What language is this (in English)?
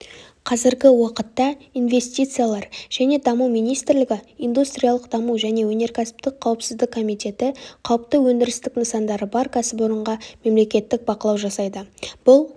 Kazakh